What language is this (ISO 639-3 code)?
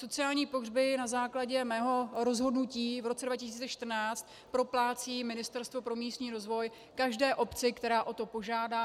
ces